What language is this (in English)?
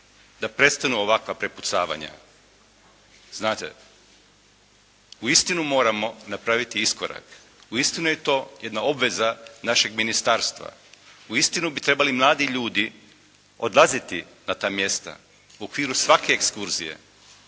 Croatian